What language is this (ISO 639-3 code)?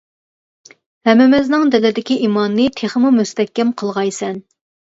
uig